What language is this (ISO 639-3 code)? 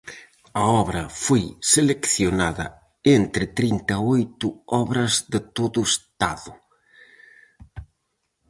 glg